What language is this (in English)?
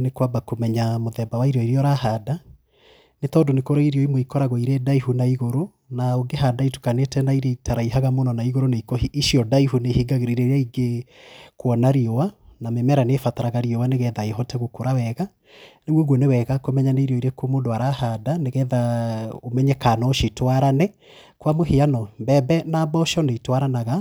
Kikuyu